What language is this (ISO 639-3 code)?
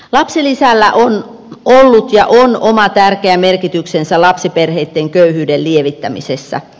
fin